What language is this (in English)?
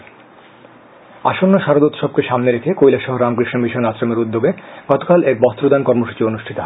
Bangla